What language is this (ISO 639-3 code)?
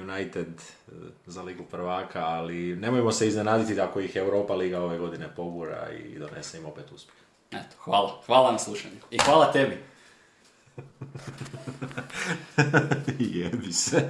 hrv